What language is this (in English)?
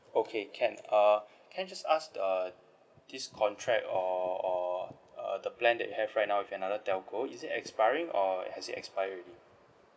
English